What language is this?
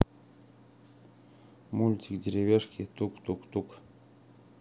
Russian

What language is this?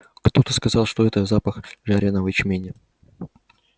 Russian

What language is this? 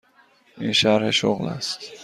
Persian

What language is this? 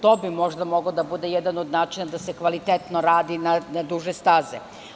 Serbian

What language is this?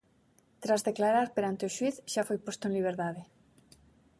Galician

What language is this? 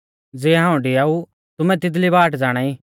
Mahasu Pahari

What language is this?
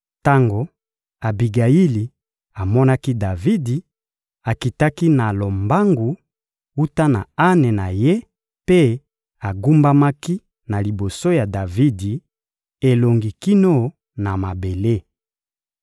Lingala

